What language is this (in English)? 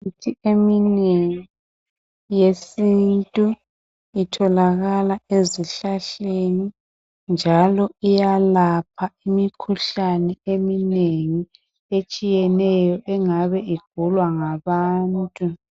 North Ndebele